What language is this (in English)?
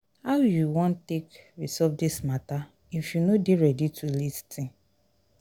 Nigerian Pidgin